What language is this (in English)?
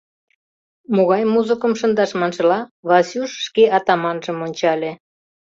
Mari